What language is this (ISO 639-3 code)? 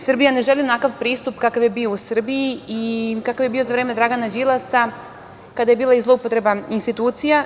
srp